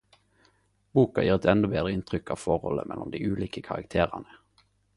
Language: Norwegian Nynorsk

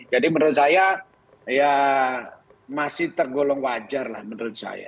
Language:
Indonesian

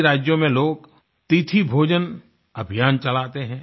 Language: Hindi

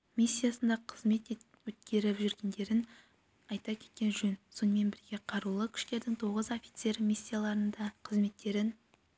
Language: Kazakh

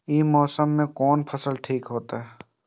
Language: Maithili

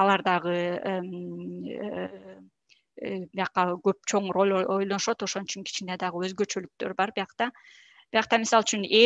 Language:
Turkish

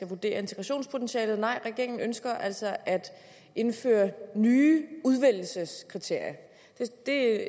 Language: Danish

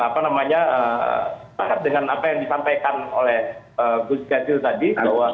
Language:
Indonesian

